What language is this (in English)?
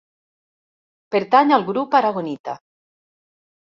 Catalan